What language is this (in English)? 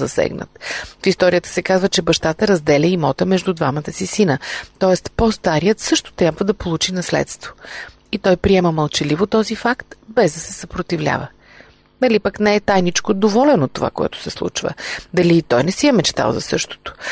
Bulgarian